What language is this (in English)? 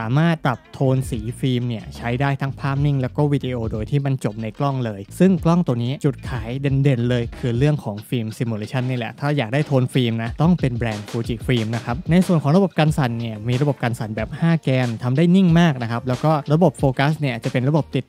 Thai